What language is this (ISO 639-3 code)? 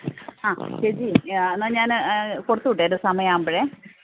mal